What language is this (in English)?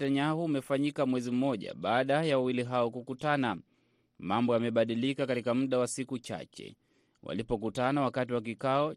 Swahili